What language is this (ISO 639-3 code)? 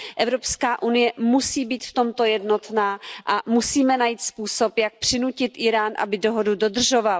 ces